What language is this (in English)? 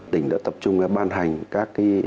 Vietnamese